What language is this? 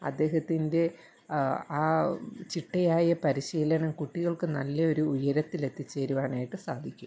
Malayalam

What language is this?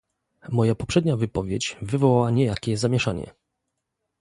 Polish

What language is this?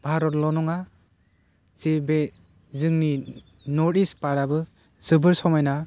Bodo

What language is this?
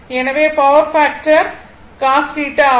Tamil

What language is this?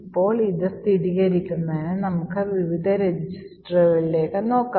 Malayalam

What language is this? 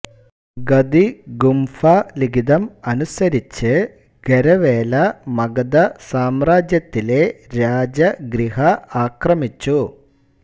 Malayalam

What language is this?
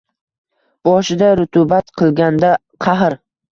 Uzbek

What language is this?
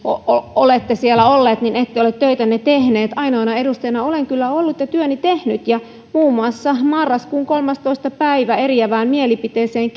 Finnish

